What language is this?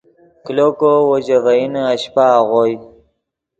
Yidgha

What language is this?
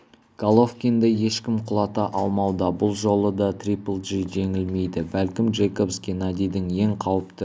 Kazakh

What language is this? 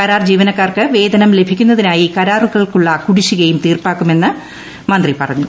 Malayalam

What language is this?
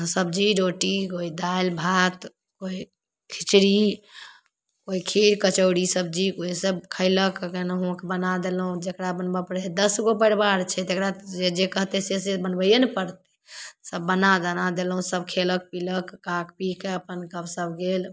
Maithili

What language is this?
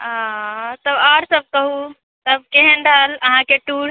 Maithili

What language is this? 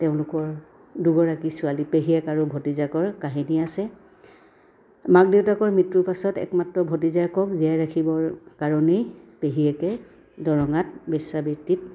Assamese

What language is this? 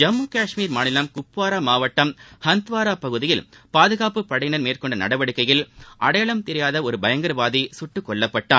Tamil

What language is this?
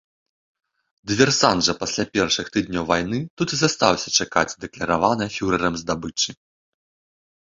Belarusian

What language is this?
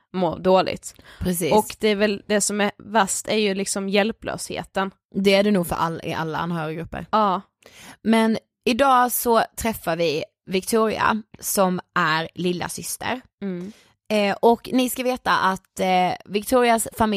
Swedish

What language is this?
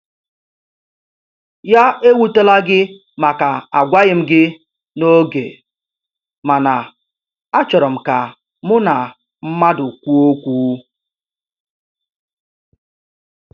Igbo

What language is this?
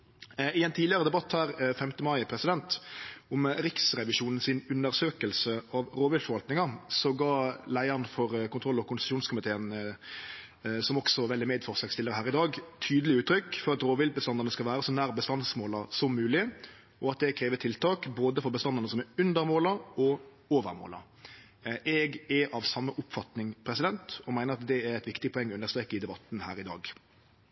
Norwegian Nynorsk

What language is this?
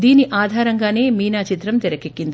Telugu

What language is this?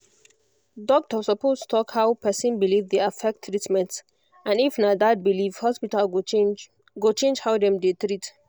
Nigerian Pidgin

